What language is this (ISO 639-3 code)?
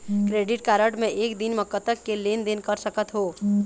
hne